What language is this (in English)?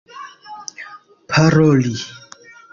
Esperanto